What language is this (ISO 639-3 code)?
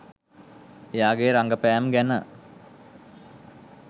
sin